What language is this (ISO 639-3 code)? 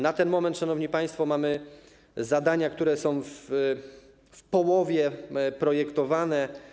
pol